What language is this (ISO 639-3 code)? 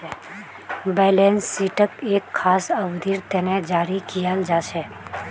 mag